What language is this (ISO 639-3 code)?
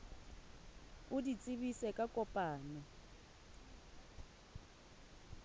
sot